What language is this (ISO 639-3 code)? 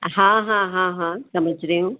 hin